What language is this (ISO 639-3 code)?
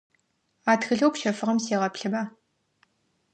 ady